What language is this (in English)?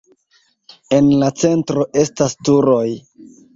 Esperanto